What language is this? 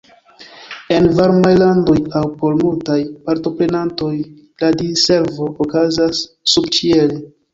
Esperanto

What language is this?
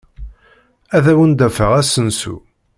Kabyle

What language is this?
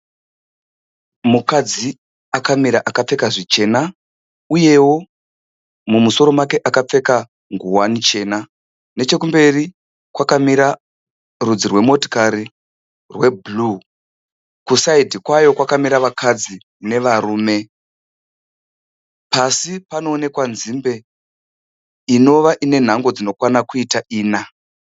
Shona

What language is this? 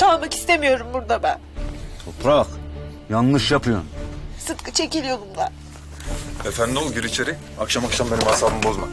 Turkish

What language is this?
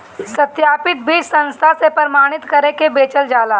Bhojpuri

